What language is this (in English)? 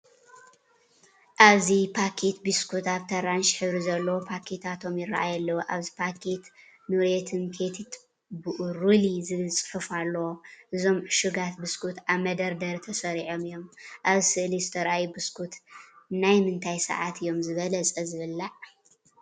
Tigrinya